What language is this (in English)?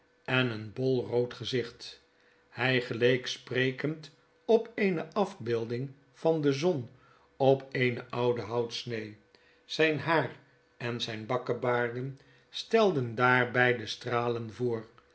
Dutch